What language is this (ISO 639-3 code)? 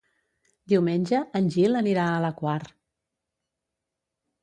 cat